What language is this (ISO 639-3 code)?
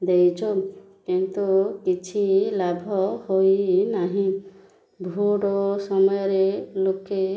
ori